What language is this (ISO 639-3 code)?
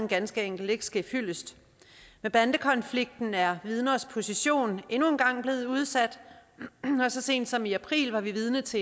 dan